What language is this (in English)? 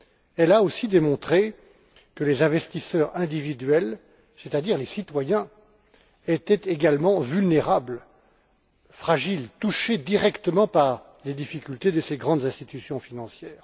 French